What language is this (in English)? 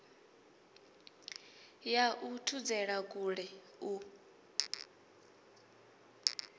Venda